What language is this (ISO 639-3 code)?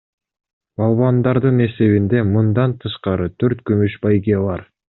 kir